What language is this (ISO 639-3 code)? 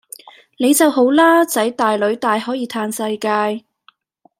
yue